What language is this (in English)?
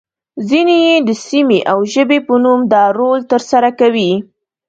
Pashto